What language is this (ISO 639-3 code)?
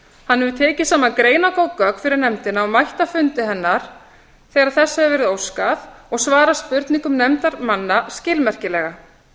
isl